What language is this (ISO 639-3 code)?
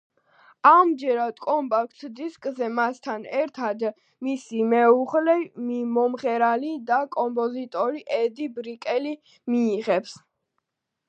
kat